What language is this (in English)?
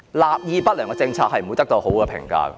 Cantonese